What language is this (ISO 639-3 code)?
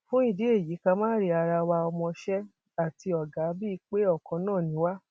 yor